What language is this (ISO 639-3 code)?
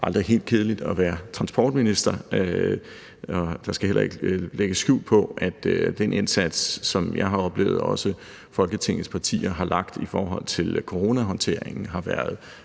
dan